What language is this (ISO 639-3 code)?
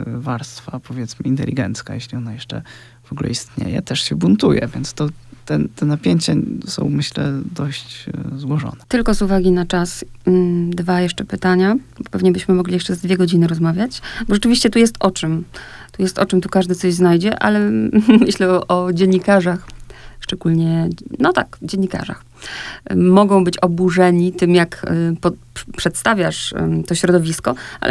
pol